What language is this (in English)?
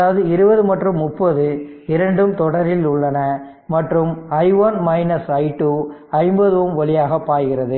Tamil